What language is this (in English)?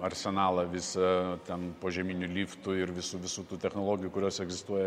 Lithuanian